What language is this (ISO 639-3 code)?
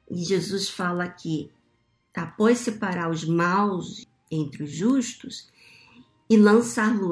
por